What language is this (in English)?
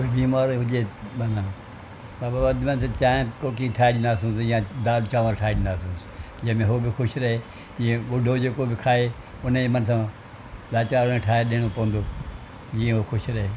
Sindhi